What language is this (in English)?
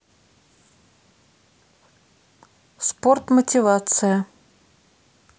Russian